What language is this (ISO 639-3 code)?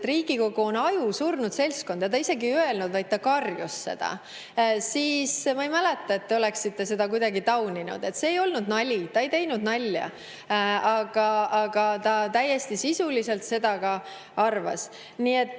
est